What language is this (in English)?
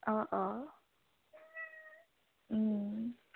Assamese